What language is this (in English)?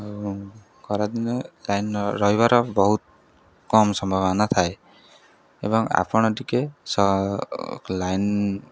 Odia